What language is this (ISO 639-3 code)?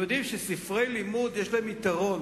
heb